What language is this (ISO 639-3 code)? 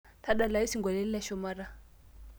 mas